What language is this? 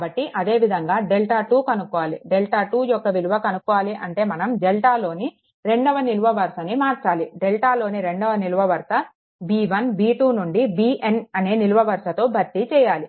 Telugu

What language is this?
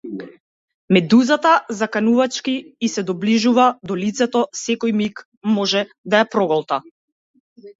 Macedonian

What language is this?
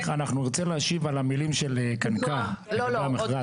Hebrew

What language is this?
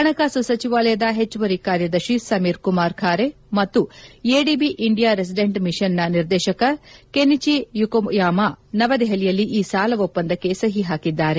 Kannada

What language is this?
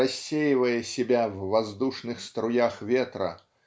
Russian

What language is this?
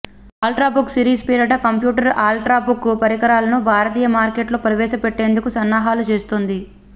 Telugu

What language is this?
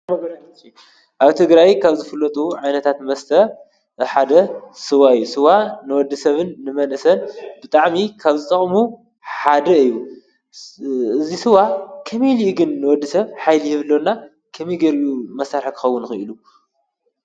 Tigrinya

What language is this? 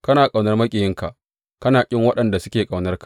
Hausa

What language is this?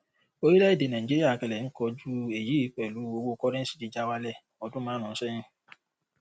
Yoruba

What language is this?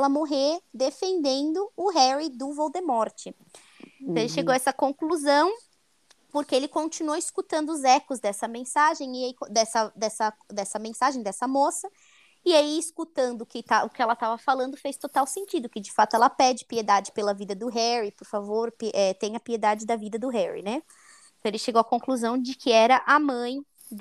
Portuguese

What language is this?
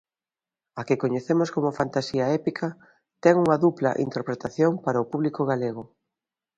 Galician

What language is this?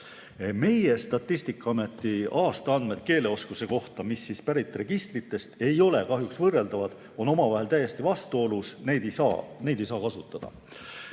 Estonian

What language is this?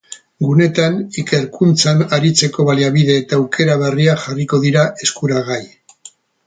Basque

